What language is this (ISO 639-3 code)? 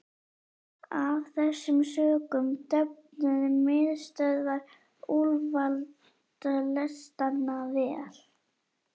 isl